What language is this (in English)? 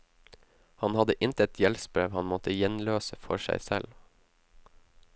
Norwegian